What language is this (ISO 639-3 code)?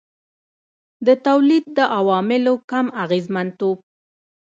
pus